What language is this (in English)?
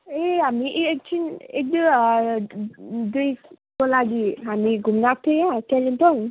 Nepali